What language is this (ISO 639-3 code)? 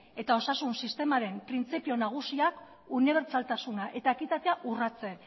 eus